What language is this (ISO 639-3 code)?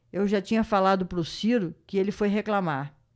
por